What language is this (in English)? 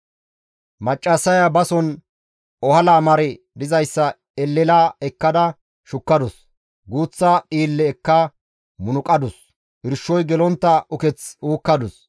Gamo